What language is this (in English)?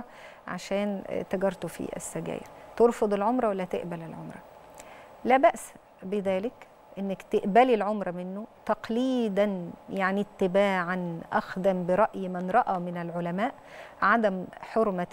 Arabic